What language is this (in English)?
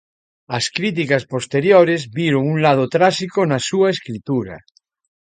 Galician